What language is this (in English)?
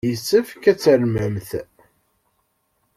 Kabyle